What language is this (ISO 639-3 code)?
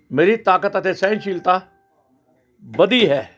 pan